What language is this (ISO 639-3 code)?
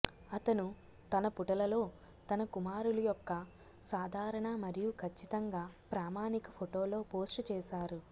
tel